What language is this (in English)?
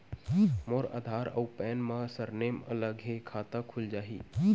Chhattisgarhi